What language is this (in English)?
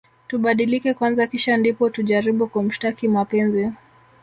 Swahili